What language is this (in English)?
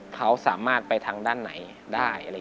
Thai